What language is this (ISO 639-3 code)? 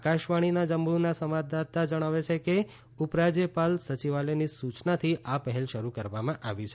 guj